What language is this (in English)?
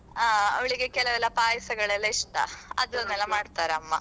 Kannada